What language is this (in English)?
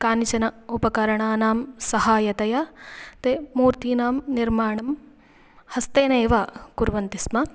Sanskrit